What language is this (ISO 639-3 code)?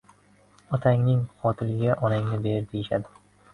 uzb